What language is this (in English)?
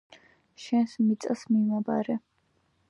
Georgian